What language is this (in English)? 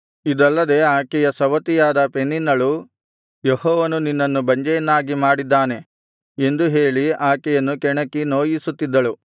Kannada